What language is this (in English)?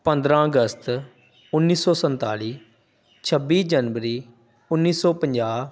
Punjabi